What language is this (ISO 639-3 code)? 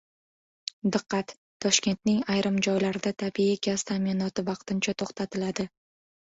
uzb